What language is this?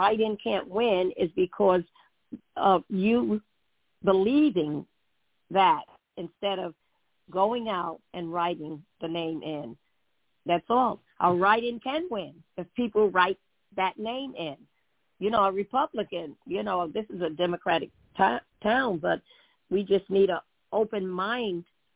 English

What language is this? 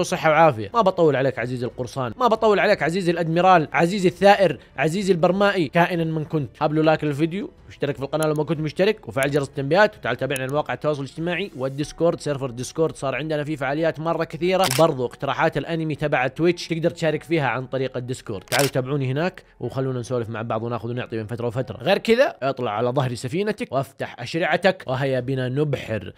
Arabic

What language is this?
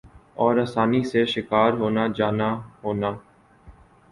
Urdu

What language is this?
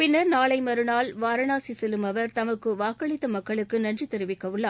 Tamil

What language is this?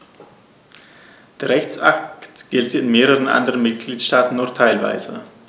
German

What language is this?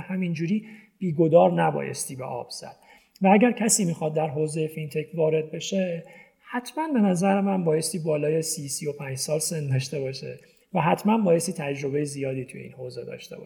Persian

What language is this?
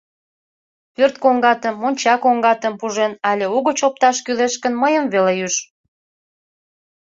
Mari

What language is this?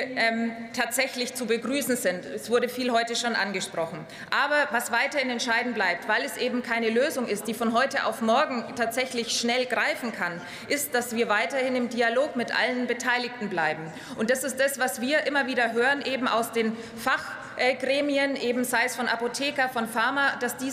German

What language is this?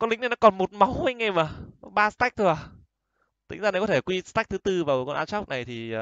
Vietnamese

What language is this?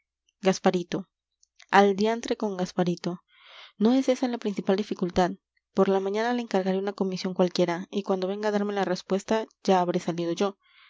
Spanish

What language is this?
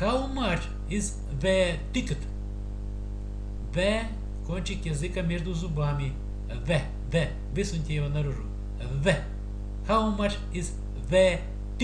Russian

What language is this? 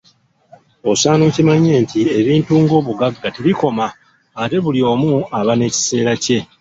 Ganda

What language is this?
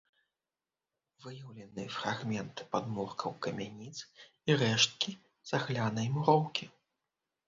Belarusian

